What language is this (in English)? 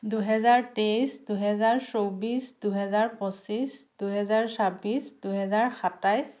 Assamese